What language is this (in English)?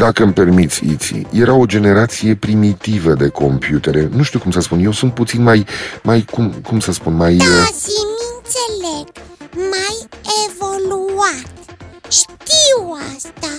Romanian